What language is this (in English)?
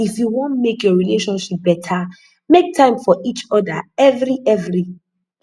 Nigerian Pidgin